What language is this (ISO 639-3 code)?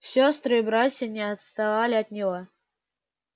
rus